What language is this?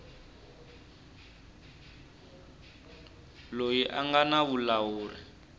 Tsonga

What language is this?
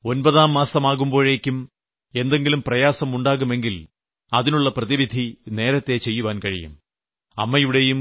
Malayalam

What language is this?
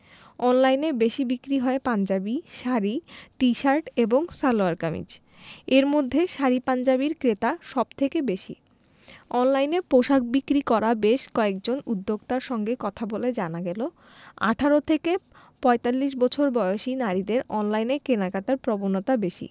Bangla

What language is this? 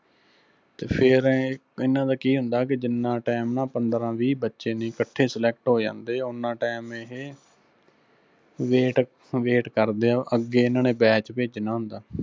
Punjabi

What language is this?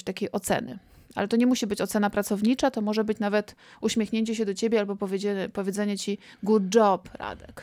Polish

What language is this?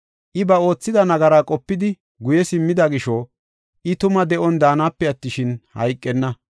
Gofa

